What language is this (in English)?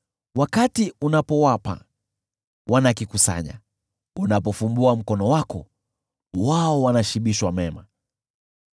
Swahili